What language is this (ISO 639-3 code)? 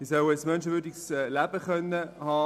gsw